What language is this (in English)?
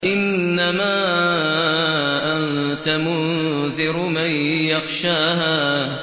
Arabic